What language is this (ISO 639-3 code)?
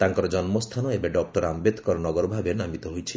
ori